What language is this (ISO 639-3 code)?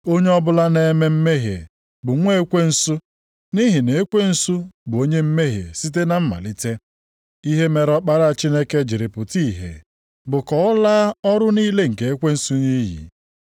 ibo